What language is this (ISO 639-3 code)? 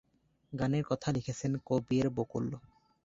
ben